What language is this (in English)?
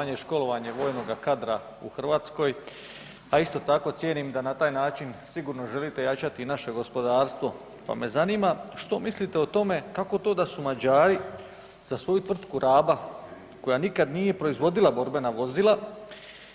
Croatian